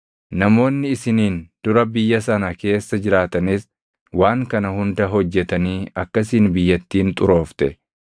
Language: Oromo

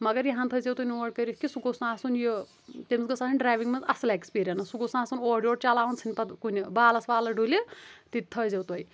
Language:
Kashmiri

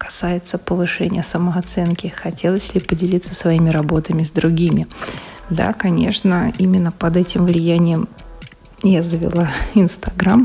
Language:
Russian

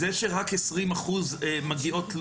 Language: Hebrew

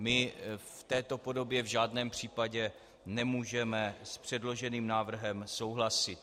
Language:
Czech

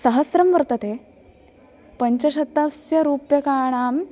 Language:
Sanskrit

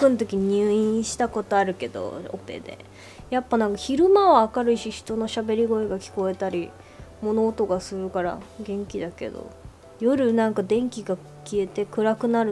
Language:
Japanese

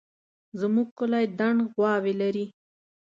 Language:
Pashto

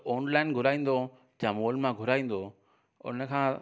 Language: Sindhi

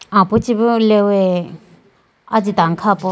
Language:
Idu-Mishmi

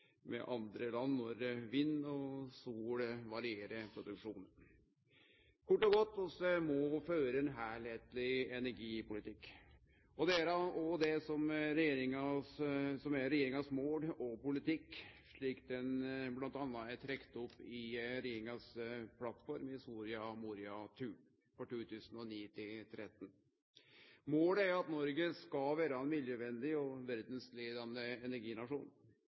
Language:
Norwegian Nynorsk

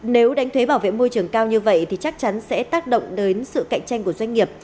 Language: Vietnamese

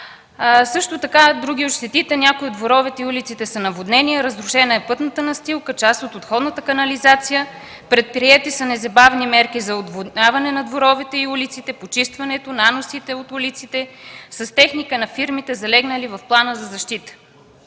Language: Bulgarian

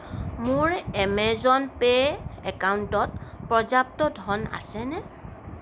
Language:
Assamese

